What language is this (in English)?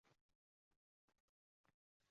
Uzbek